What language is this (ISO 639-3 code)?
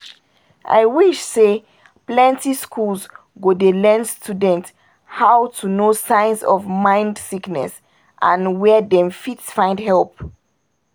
pcm